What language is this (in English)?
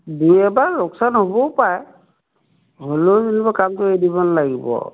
Assamese